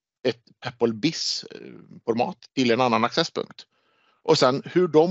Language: Swedish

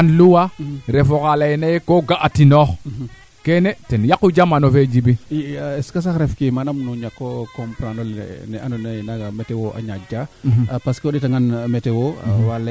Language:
Serer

